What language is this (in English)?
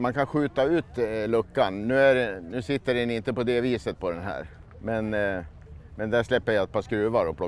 Swedish